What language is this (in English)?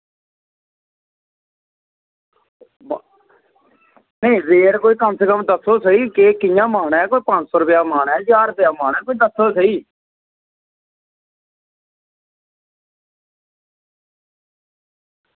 Dogri